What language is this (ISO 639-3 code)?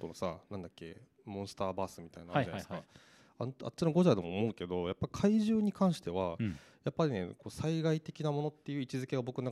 jpn